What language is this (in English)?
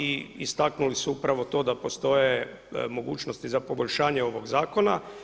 Croatian